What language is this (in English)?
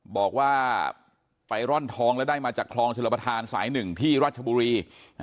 Thai